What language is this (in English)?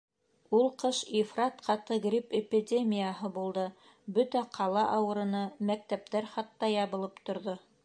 Bashkir